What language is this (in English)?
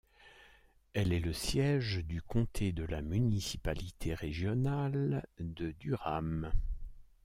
French